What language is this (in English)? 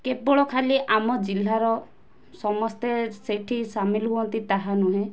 Odia